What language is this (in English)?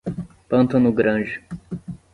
Portuguese